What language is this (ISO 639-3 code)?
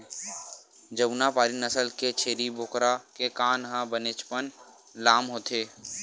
hne